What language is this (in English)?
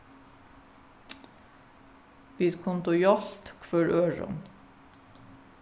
Faroese